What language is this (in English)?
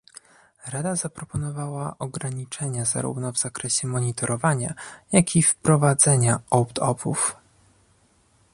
Polish